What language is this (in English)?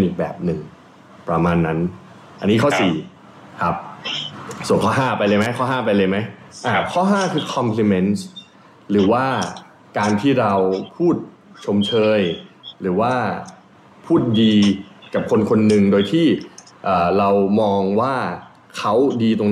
Thai